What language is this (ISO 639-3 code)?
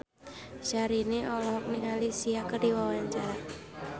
sun